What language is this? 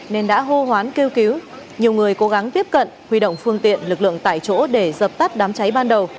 Vietnamese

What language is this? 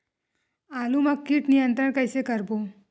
Chhattisgarhi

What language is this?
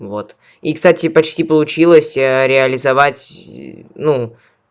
Russian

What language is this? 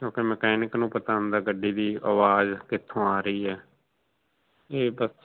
Punjabi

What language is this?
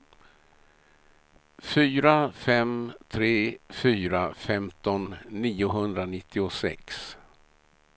Swedish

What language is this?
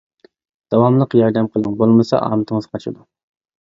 Uyghur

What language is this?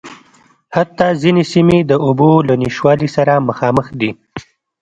Pashto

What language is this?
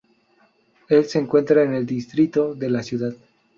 Spanish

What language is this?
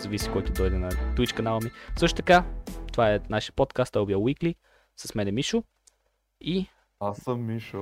Bulgarian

